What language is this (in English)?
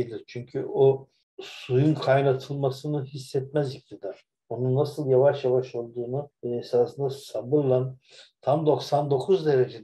Turkish